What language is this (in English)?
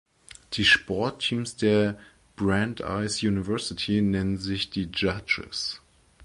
German